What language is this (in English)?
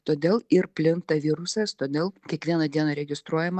Lithuanian